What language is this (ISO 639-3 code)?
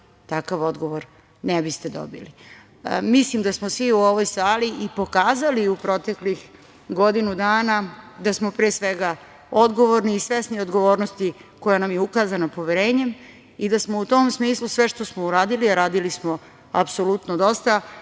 srp